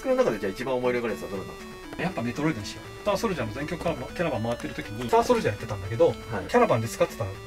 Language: Japanese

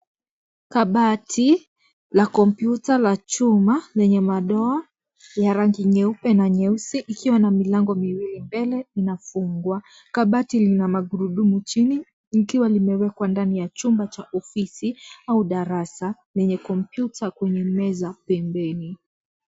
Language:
Swahili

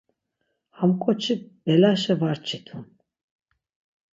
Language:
Laz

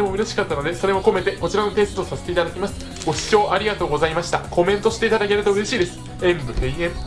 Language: Japanese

